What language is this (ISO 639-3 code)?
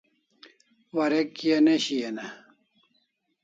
kls